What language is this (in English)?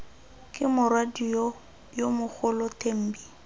Tswana